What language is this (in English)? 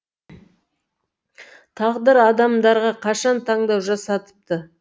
Kazakh